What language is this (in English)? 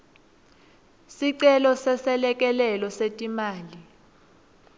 Swati